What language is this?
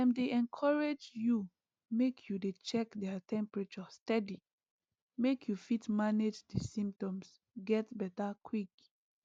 Nigerian Pidgin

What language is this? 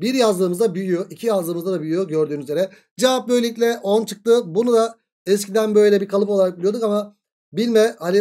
Turkish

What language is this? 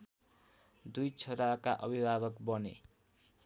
Nepali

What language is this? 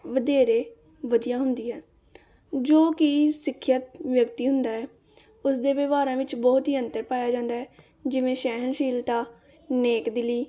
Punjabi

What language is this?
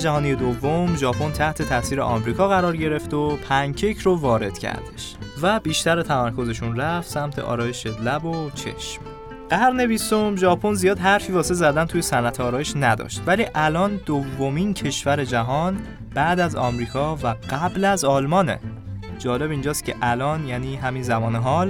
Persian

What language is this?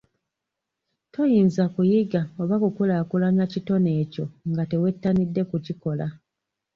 Ganda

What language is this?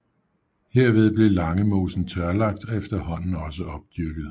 Danish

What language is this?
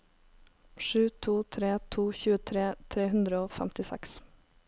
Norwegian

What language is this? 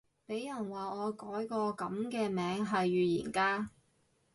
Cantonese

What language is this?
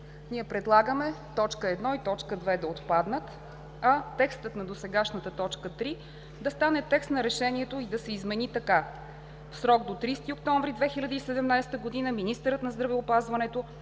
Bulgarian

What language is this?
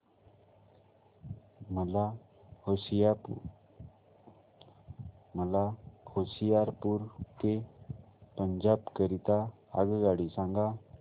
Marathi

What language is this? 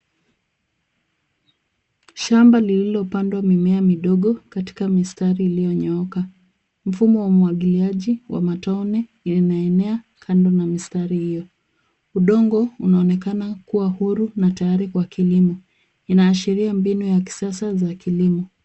Swahili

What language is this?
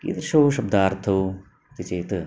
Sanskrit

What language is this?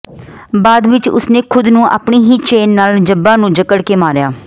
Punjabi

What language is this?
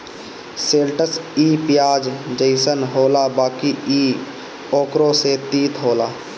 Bhojpuri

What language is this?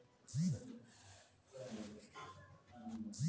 Kannada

